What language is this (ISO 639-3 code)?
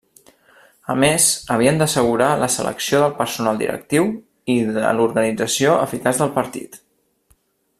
cat